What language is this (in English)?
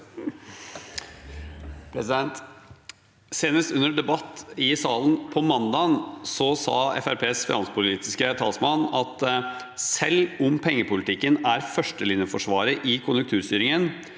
Norwegian